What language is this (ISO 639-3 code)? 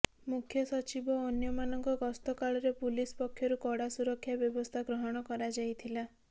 ori